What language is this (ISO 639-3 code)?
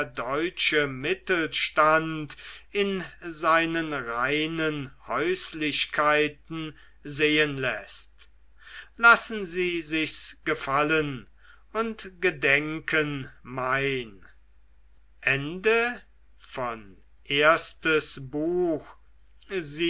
deu